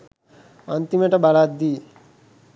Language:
Sinhala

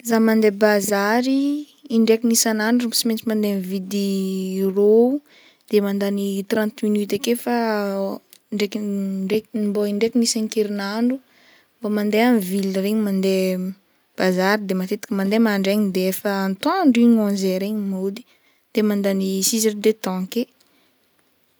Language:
Northern Betsimisaraka Malagasy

